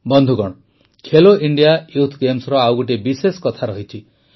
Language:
Odia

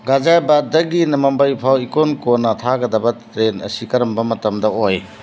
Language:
Manipuri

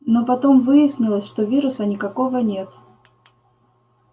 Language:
Russian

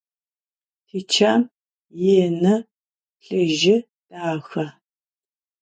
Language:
Adyghe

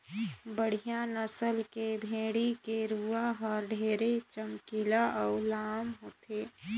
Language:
Chhattisgarhi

